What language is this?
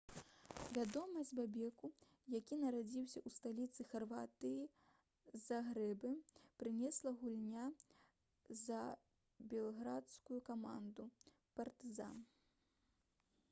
Belarusian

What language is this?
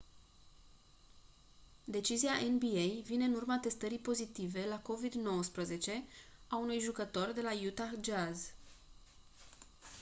Romanian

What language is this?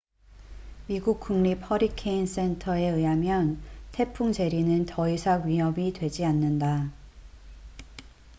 Korean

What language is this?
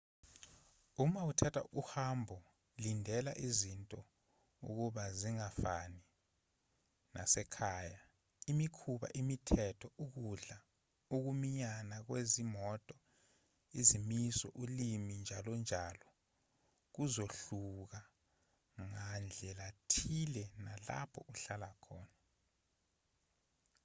Zulu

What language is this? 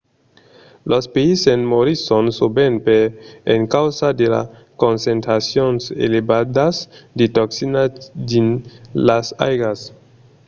Occitan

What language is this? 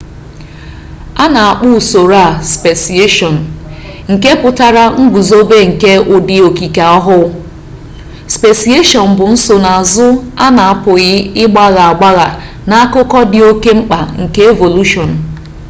Igbo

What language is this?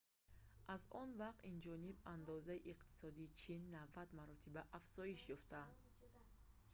Tajik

